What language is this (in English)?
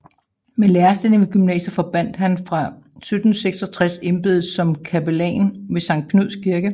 Danish